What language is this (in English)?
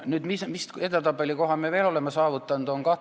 Estonian